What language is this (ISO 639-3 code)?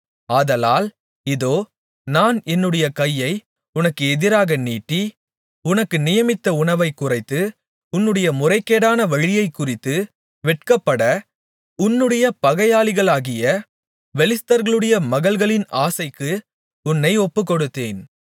tam